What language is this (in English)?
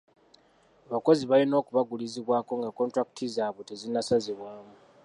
Ganda